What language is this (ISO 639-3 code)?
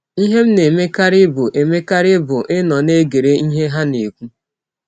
ibo